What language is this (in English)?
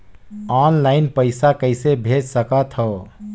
Chhattisgarhi